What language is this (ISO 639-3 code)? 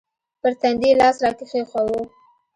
pus